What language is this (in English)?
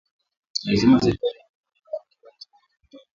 Swahili